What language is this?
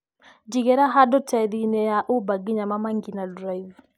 Kikuyu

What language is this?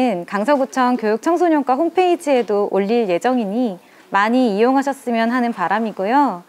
Korean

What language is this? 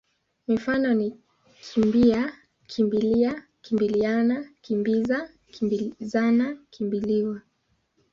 Swahili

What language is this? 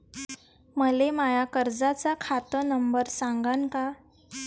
Marathi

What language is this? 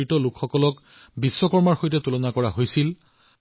Assamese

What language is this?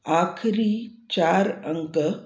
Sindhi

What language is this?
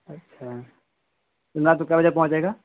Urdu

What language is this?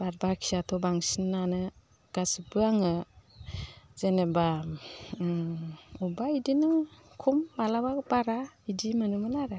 Bodo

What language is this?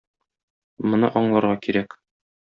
Tatar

